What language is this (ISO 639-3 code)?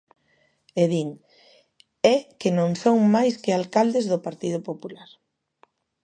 glg